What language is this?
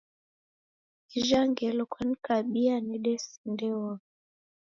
Taita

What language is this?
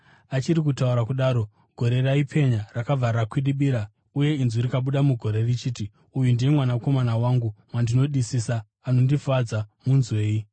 Shona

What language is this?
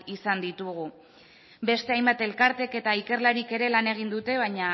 Basque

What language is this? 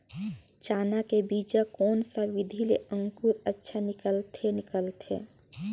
Chhattisgarhi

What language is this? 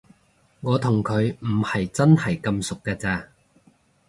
Cantonese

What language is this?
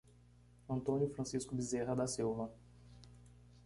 Portuguese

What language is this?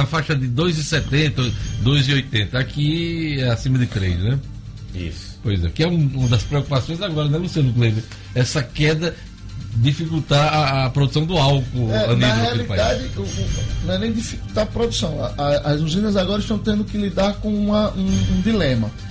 Portuguese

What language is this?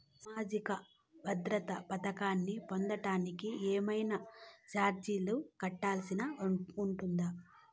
Telugu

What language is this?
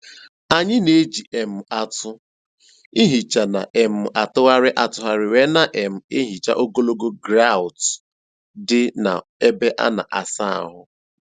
Igbo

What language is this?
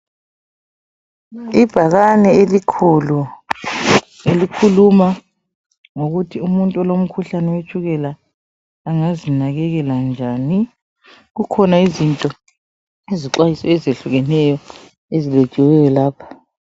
North Ndebele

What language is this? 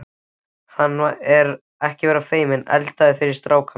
Icelandic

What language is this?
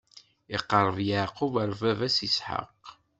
Kabyle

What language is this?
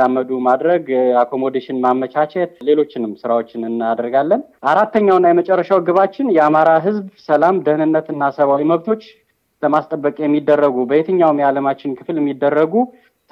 Amharic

